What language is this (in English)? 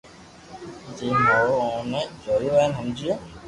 Loarki